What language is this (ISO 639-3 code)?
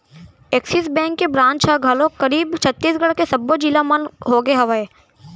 hne